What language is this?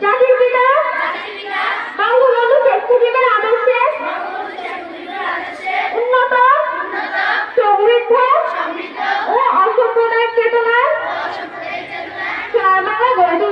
Bangla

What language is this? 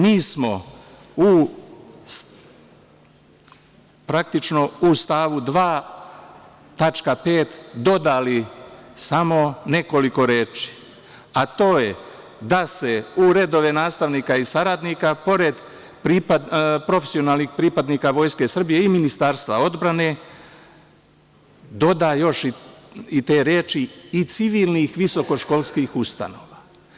Serbian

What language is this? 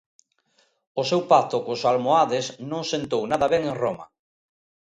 Galician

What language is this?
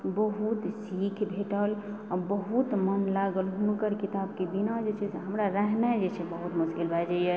Maithili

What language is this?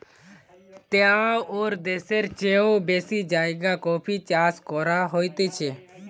Bangla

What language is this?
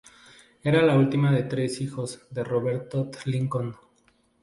Spanish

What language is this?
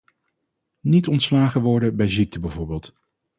Dutch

